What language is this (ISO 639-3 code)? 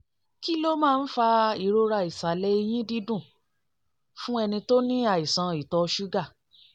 yor